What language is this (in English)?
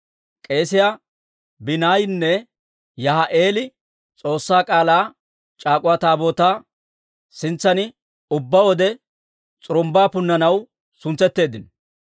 Dawro